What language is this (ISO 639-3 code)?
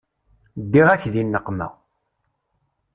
kab